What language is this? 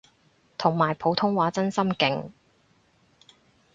Cantonese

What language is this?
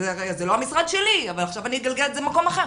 Hebrew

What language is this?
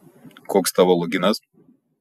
Lithuanian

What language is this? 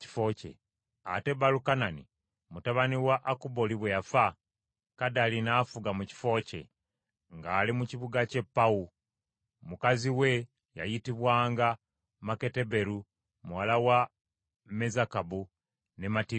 Ganda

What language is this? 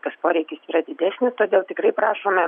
Lithuanian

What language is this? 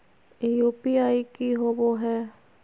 Magahi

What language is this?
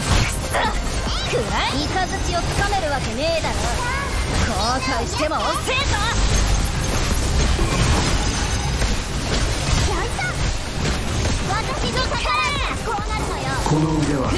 Japanese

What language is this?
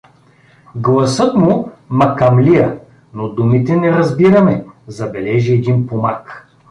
Bulgarian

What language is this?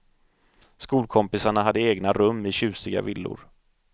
Swedish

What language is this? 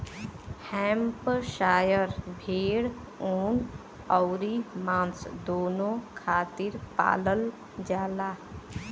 Bhojpuri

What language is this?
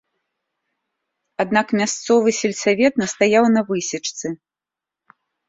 Belarusian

